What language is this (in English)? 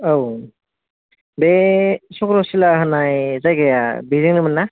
Bodo